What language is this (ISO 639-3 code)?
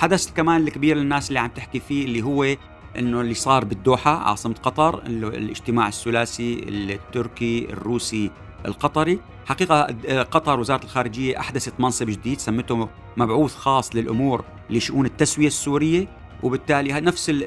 ara